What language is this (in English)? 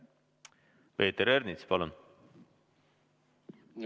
Estonian